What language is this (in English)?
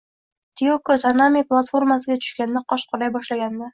Uzbek